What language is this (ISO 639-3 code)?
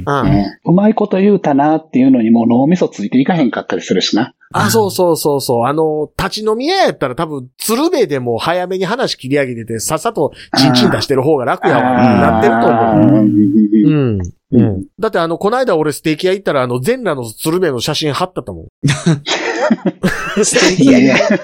jpn